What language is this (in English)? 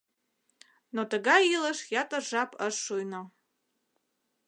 Mari